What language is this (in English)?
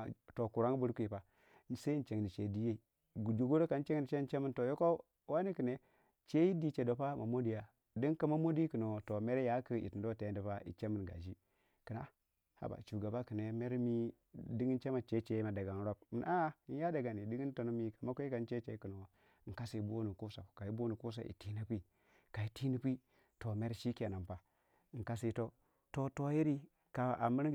Waja